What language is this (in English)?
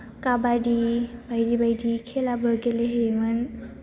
Bodo